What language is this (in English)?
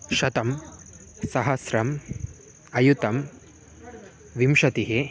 Sanskrit